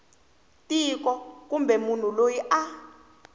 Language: Tsonga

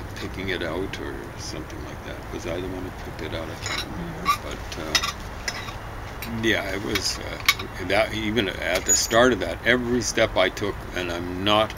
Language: English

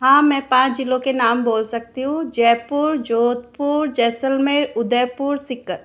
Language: Hindi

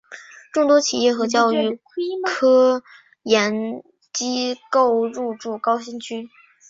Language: Chinese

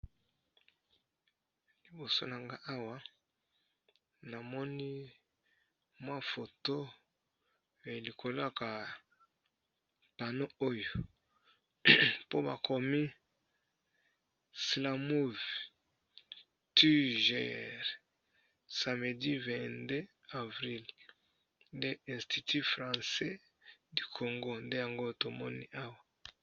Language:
Lingala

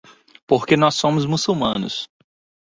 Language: Portuguese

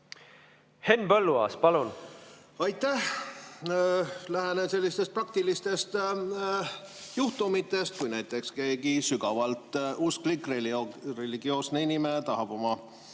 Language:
Estonian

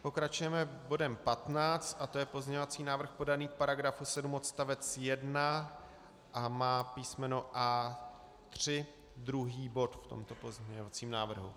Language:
Czech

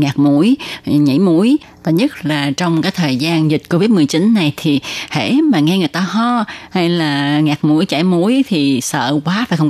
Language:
Vietnamese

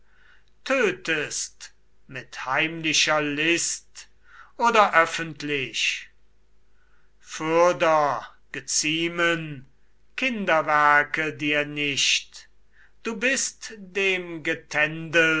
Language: German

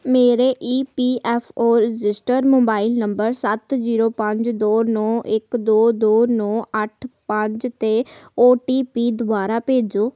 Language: Punjabi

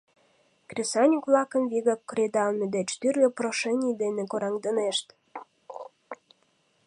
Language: Mari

